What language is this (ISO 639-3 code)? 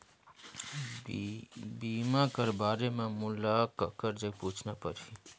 hne